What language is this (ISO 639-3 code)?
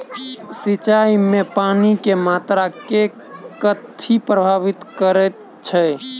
mai